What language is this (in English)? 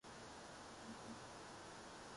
Urdu